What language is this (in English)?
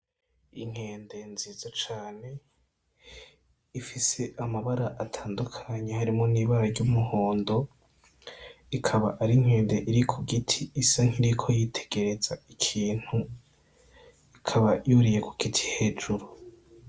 Rundi